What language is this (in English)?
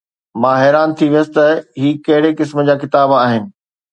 Sindhi